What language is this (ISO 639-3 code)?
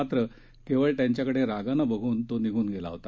mar